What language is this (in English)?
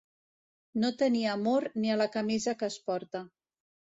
Catalan